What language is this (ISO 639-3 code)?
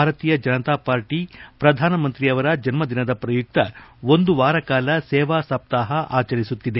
kan